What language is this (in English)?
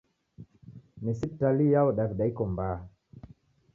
Taita